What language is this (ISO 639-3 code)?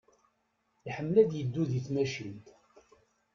kab